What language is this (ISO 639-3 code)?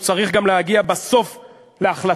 heb